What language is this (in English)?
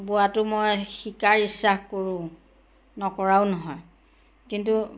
Assamese